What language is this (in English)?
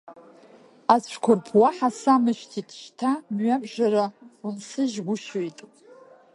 Abkhazian